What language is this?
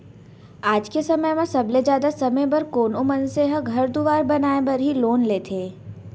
Chhattisgarhi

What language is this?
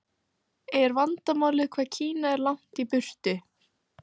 Icelandic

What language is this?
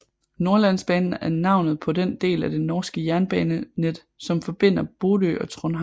Danish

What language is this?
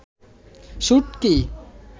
Bangla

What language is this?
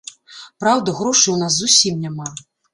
Belarusian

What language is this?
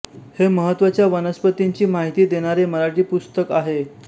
Marathi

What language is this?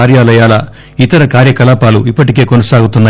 Telugu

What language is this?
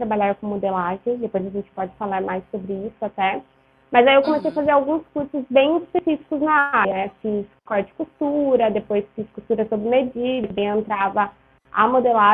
Portuguese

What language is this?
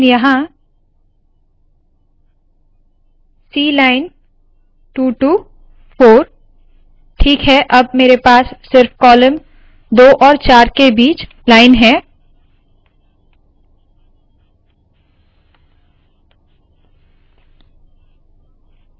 Hindi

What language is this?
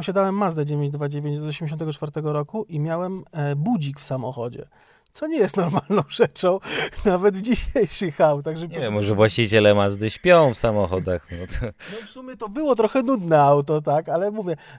Polish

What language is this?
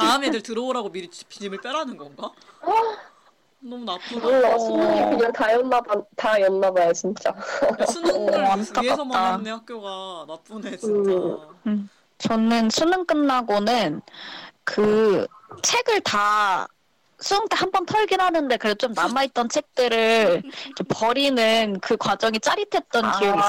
Korean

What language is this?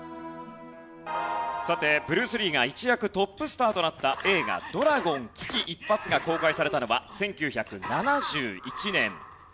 Japanese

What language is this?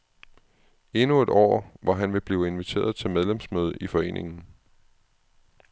Danish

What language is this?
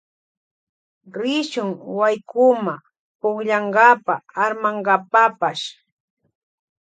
Loja Highland Quichua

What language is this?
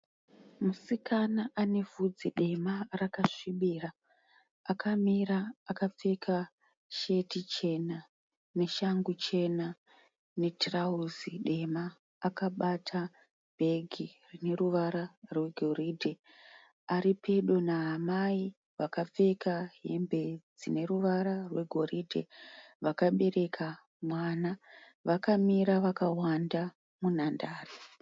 Shona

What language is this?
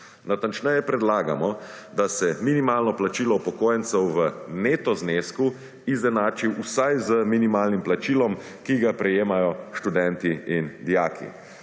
Slovenian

